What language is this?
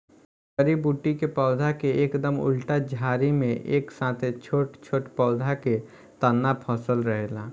Bhojpuri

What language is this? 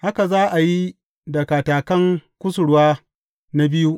Hausa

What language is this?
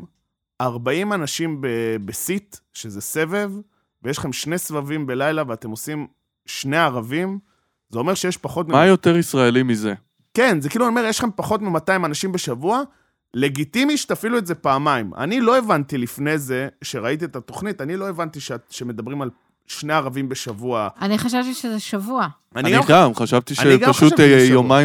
Hebrew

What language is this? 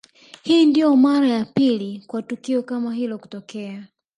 Swahili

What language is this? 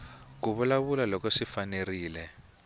Tsonga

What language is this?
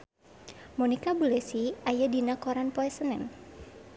Sundanese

